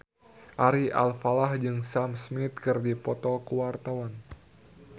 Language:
Sundanese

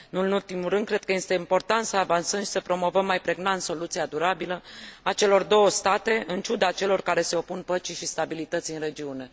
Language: Romanian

